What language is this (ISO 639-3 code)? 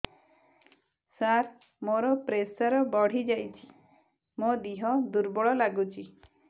ori